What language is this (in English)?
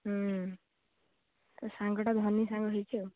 Odia